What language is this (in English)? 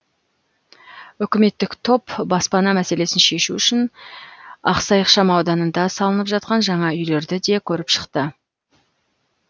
Kazakh